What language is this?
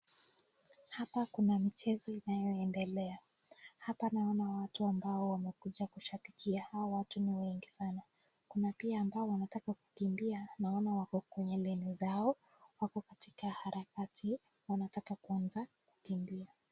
Swahili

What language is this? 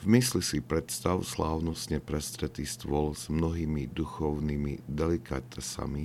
Slovak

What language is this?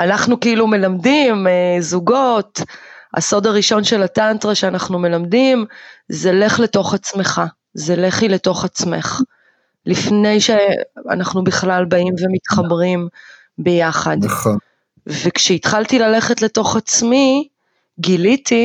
Hebrew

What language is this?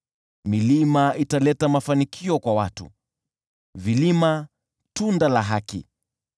Swahili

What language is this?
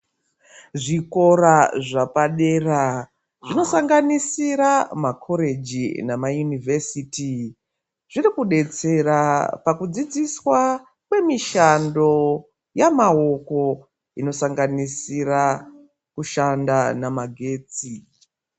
Ndau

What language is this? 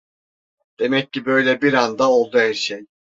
Turkish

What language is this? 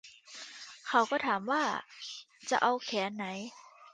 Thai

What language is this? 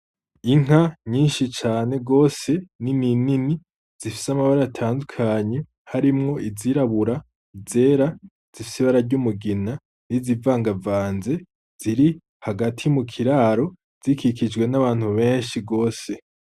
Rundi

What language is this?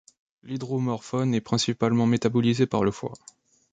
French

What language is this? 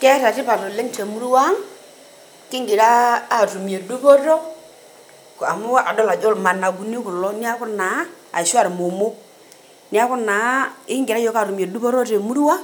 Masai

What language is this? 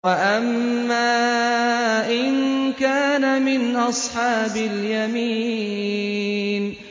Arabic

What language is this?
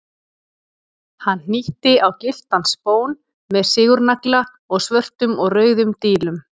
Icelandic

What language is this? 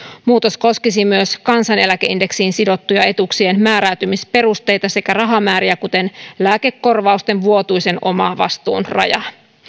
Finnish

